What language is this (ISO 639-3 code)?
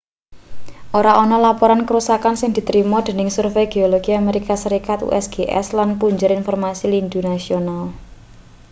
jav